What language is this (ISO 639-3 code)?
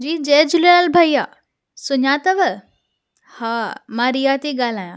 snd